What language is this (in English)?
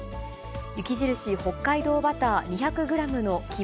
Japanese